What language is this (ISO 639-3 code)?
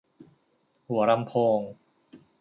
tha